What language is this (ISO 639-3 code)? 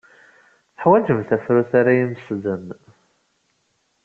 kab